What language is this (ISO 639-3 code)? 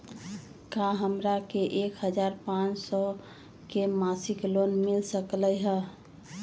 mag